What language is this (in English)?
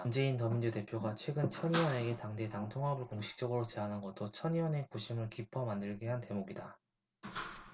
Korean